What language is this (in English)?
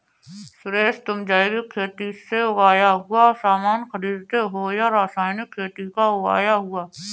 Hindi